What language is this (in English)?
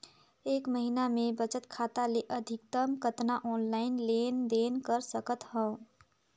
Chhattisgarhi